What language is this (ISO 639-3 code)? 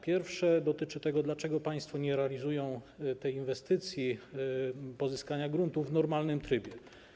pol